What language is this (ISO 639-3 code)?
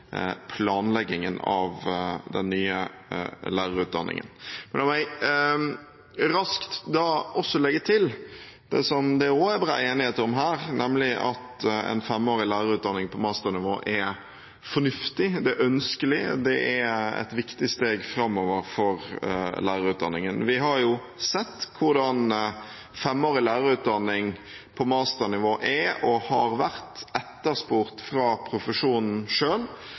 nob